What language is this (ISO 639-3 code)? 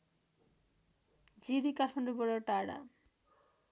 nep